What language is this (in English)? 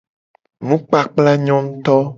Gen